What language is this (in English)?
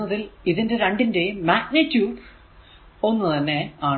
Malayalam